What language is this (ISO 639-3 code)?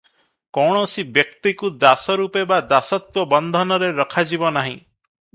ori